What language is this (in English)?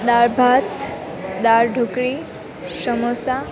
Gujarati